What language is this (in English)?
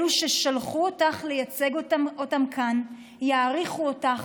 Hebrew